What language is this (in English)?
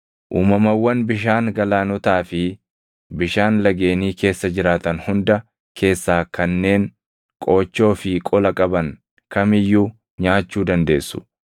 Oromo